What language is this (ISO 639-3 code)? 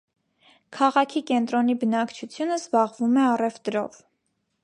hye